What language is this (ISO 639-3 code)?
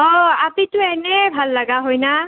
asm